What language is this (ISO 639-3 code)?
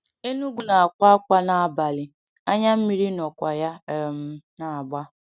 ibo